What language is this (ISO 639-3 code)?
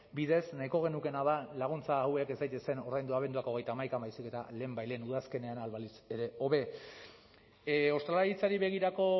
eus